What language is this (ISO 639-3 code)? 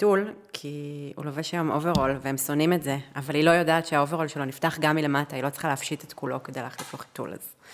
heb